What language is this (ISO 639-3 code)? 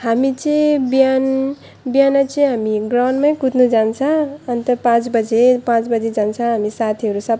nep